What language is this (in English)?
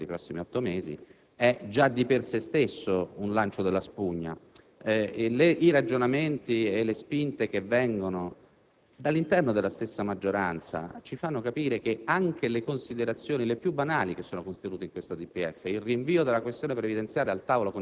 Italian